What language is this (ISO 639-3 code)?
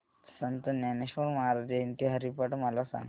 mar